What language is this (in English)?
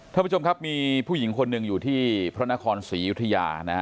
Thai